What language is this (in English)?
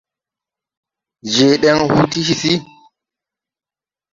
Tupuri